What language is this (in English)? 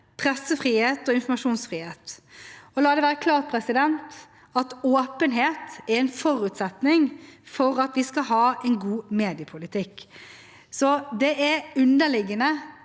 Norwegian